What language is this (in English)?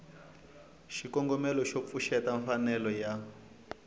Tsonga